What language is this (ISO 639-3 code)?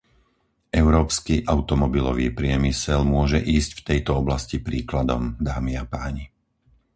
slk